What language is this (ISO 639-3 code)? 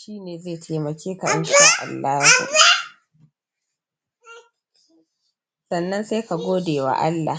hau